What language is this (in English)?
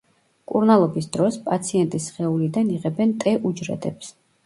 Georgian